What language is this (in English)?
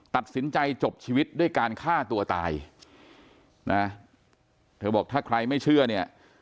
Thai